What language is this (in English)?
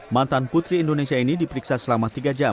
Indonesian